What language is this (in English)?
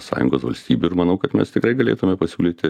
Lithuanian